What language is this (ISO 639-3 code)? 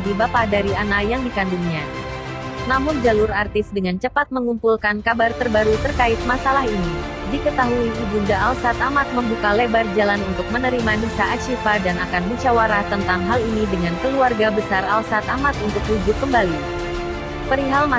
ind